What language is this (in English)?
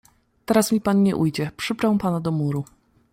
Polish